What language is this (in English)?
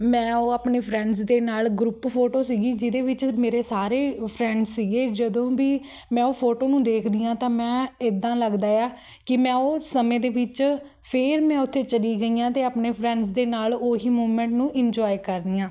Punjabi